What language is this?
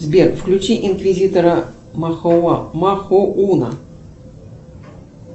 Russian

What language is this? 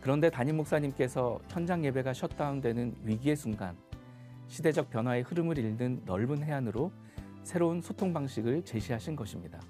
Korean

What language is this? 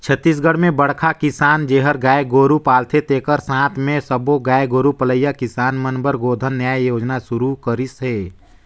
Chhattisgarhi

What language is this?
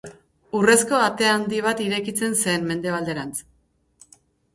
Basque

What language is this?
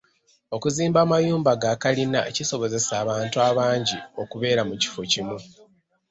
Ganda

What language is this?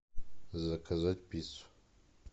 Russian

